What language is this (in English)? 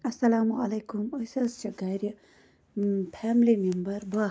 Kashmiri